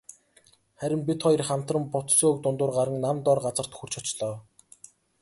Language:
Mongolian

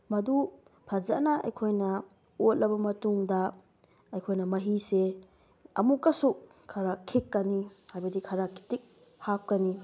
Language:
Manipuri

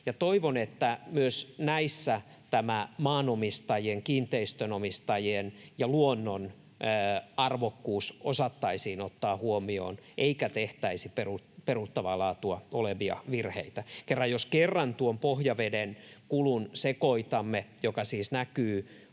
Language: Finnish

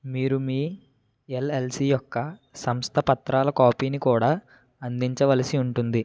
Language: Telugu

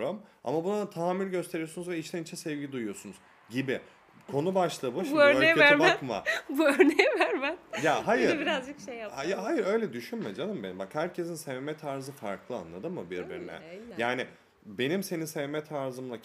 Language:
Turkish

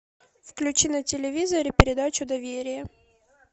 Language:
Russian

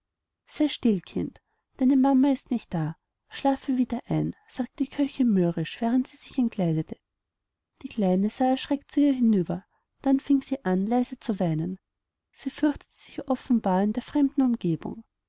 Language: German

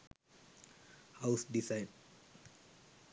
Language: Sinhala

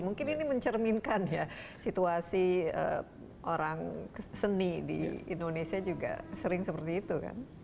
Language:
Indonesian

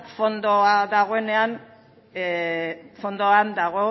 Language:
Basque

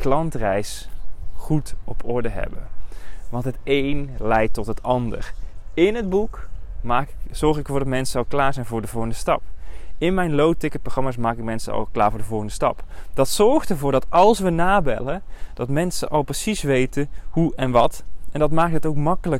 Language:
Dutch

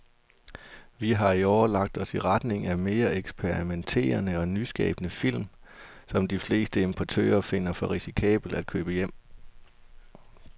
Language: Danish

